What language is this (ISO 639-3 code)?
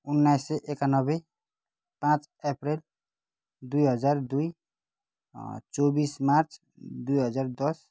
nep